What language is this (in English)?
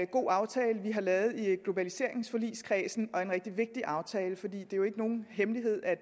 Danish